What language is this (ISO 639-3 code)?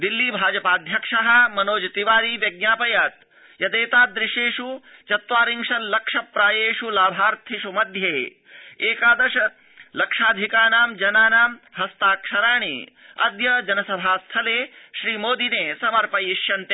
san